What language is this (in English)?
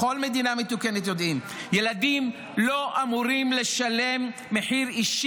Hebrew